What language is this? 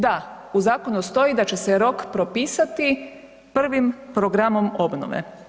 Croatian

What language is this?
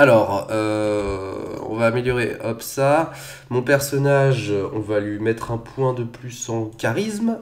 French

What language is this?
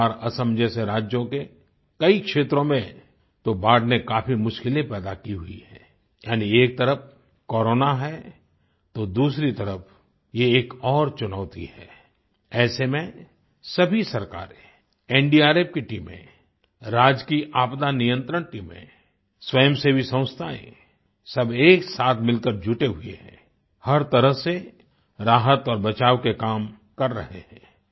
Hindi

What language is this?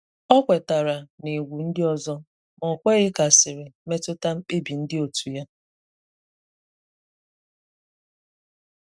Igbo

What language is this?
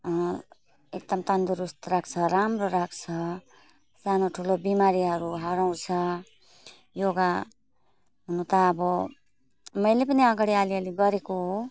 Nepali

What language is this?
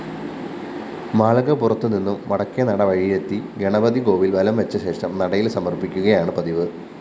Malayalam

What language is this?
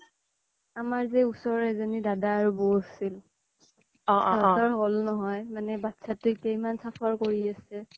Assamese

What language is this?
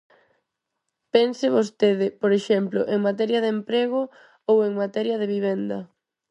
Galician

